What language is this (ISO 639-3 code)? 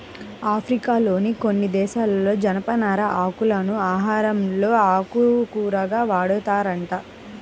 tel